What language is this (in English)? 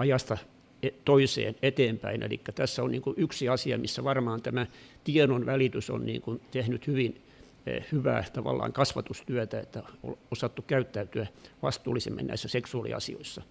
Finnish